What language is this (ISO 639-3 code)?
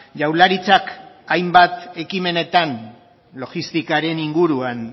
eus